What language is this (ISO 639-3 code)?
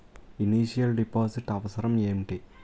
tel